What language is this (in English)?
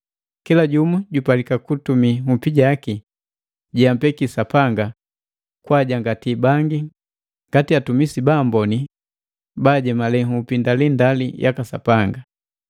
Matengo